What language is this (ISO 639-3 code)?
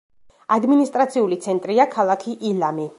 kat